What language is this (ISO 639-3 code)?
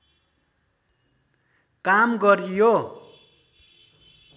nep